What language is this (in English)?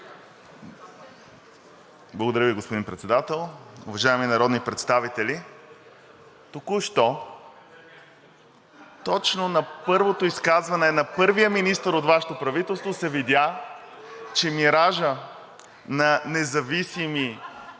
Bulgarian